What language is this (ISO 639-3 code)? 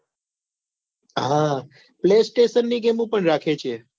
guj